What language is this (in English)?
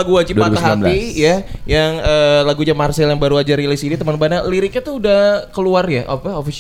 Indonesian